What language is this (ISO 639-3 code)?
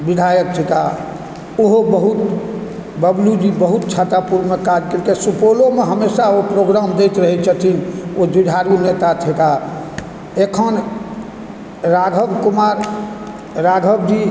mai